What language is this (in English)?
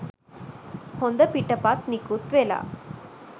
Sinhala